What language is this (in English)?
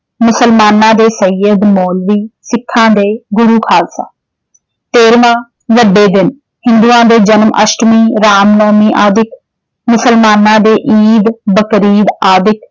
Punjabi